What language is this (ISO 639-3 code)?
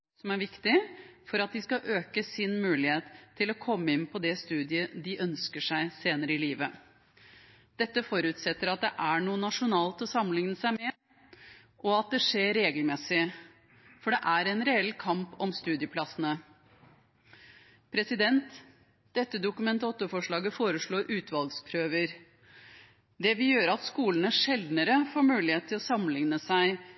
nob